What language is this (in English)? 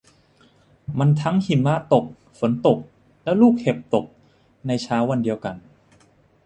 Thai